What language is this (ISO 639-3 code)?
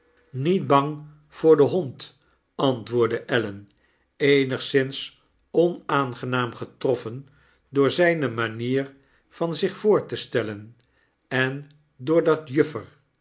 nld